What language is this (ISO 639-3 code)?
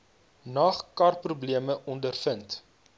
afr